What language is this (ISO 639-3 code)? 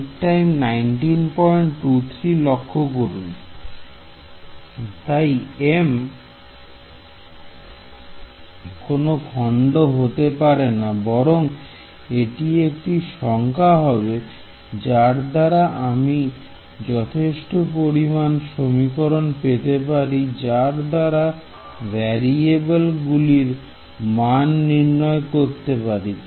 ben